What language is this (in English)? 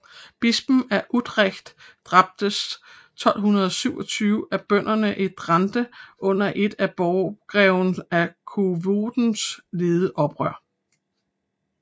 Danish